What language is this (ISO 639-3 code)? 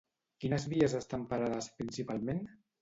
cat